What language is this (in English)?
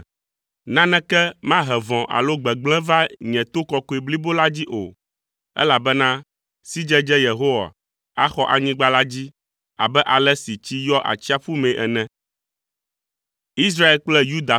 Ewe